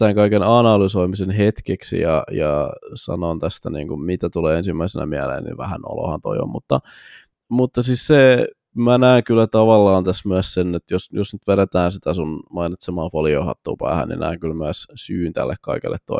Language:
Finnish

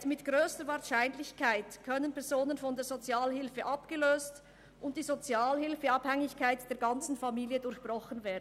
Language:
Swiss German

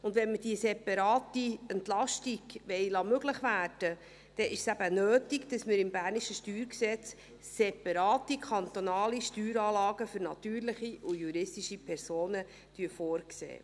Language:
Swiss German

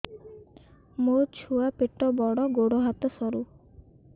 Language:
Odia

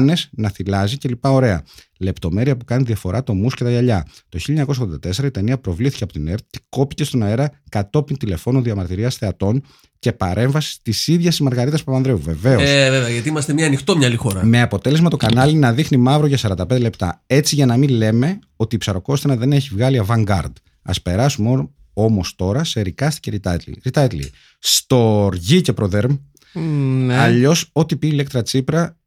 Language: Greek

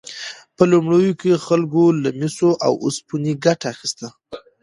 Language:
Pashto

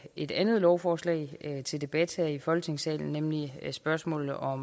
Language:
Danish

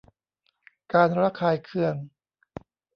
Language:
Thai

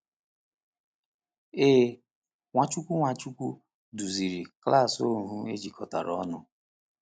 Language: Igbo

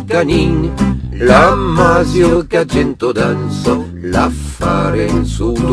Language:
Arabic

